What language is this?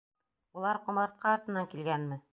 Bashkir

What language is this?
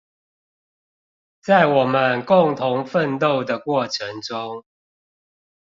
Chinese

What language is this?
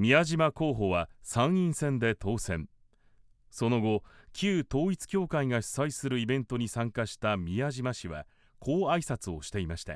Japanese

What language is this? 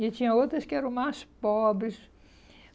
Portuguese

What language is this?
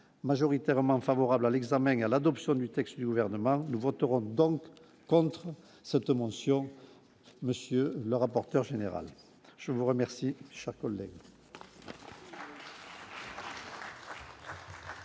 French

